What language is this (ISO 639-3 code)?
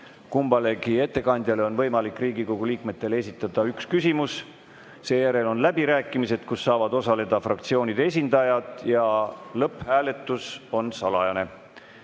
est